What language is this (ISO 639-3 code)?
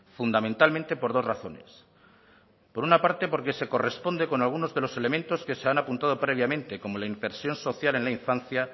spa